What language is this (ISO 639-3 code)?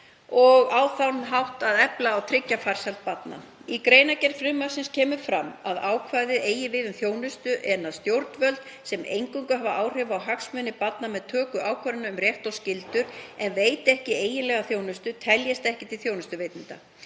isl